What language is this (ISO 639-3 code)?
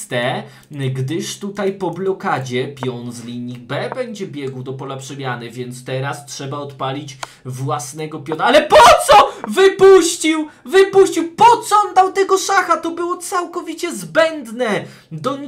pol